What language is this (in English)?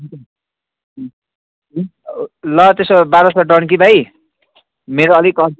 Nepali